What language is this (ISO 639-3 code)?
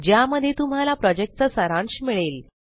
mar